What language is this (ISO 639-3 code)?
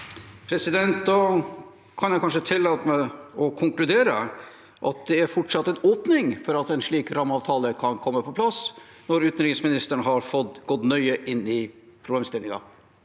nor